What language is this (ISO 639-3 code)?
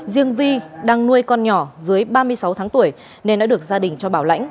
vie